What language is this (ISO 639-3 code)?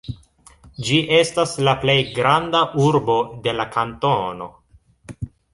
epo